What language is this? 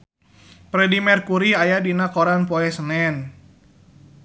Sundanese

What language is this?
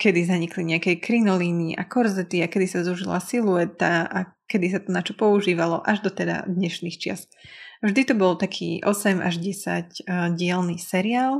Slovak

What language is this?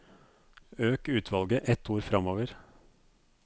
Norwegian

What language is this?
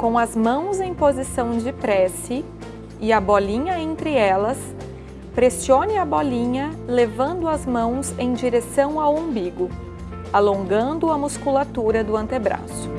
Portuguese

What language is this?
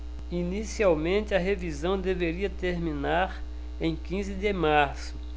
Portuguese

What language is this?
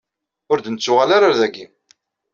Kabyle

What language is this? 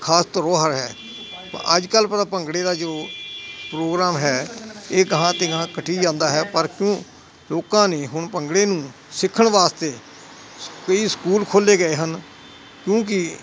Punjabi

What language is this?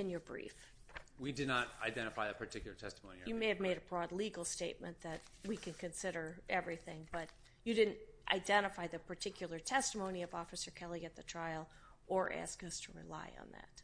English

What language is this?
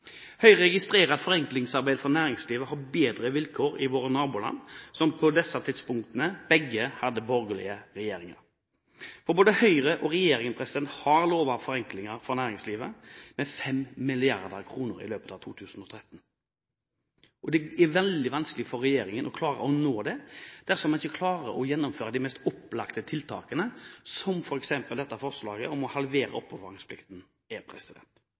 Norwegian Bokmål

